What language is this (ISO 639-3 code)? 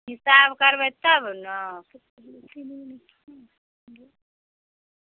mai